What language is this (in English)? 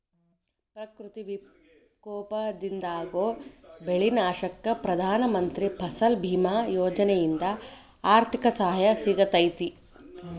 Kannada